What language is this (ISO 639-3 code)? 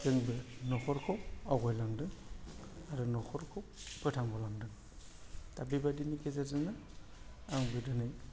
brx